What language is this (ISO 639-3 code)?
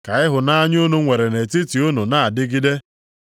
ibo